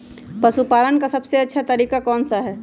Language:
Magahi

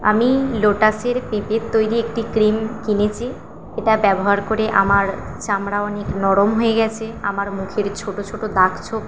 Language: Bangla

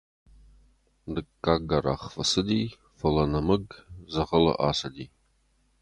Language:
Ossetic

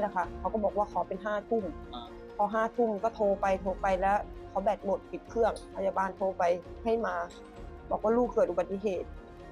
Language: Thai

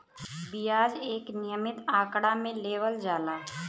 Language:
Bhojpuri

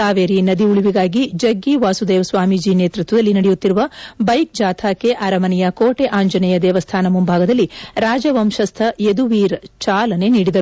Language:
Kannada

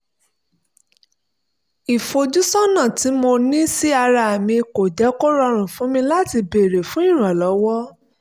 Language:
Yoruba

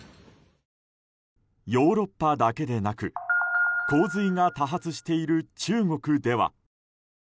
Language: Japanese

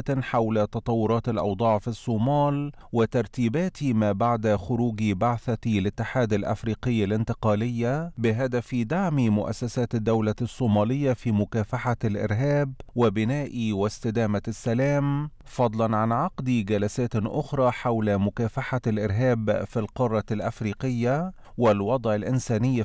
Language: Arabic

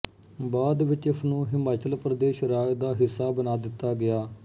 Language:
Punjabi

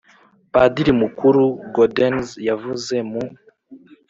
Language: Kinyarwanda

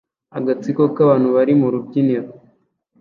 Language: Kinyarwanda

